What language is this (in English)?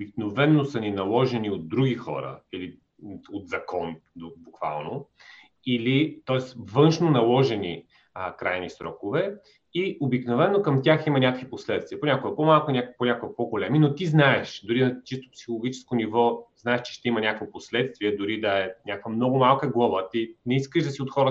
Bulgarian